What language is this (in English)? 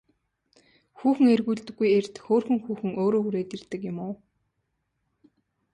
Mongolian